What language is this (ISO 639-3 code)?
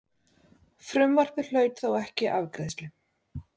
isl